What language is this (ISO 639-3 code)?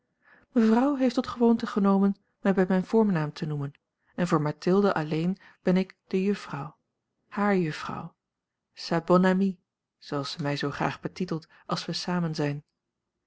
nld